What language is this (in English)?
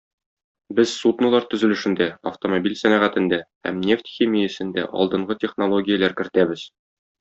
Tatar